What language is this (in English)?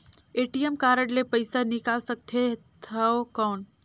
Chhattisgarhi